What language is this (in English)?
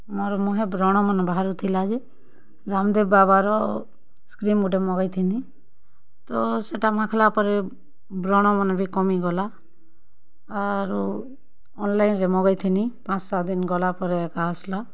Odia